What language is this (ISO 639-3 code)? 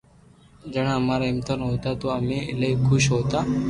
lrk